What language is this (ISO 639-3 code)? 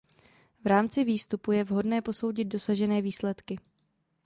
ces